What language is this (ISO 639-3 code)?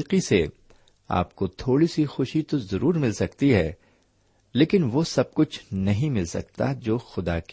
urd